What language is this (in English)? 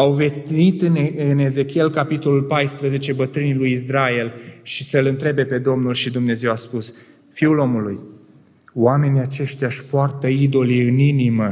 Romanian